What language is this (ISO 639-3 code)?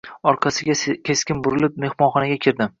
uzb